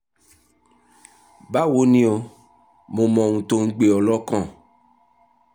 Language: Yoruba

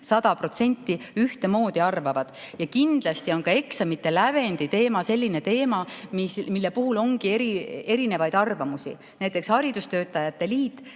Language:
Estonian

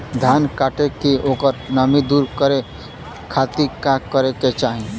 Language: Bhojpuri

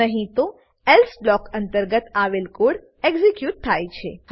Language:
Gujarati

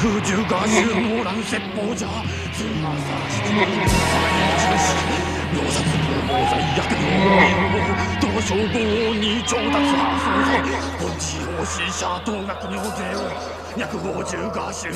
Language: Japanese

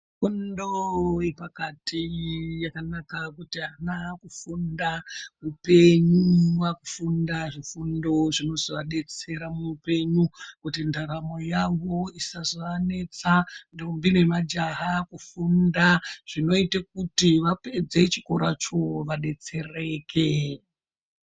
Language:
Ndau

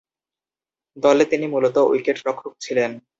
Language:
Bangla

